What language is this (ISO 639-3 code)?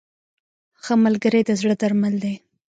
pus